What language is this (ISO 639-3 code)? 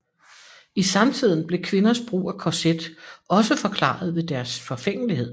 dan